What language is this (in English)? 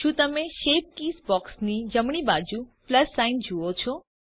Gujarati